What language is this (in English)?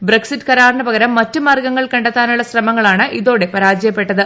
Malayalam